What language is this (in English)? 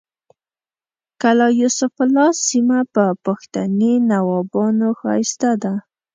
Pashto